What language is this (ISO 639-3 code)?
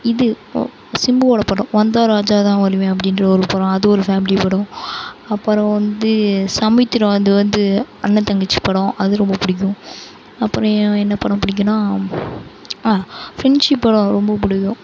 tam